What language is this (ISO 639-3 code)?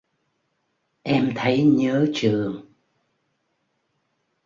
vie